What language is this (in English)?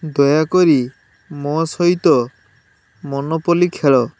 Odia